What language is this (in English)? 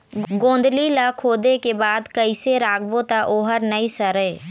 Chhattisgarhi